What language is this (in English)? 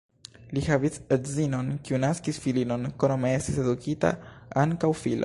Esperanto